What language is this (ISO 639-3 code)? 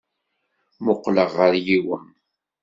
kab